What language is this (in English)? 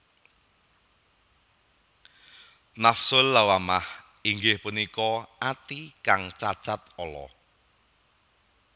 Javanese